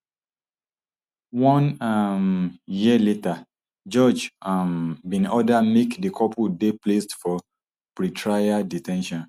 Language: Nigerian Pidgin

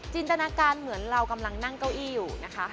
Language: Thai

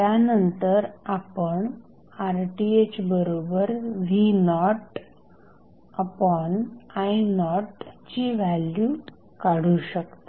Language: Marathi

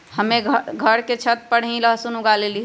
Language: Magahi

